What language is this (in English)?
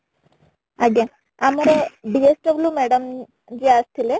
Odia